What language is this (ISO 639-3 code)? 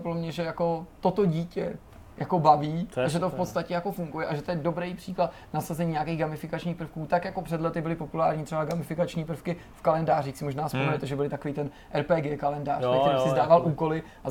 ces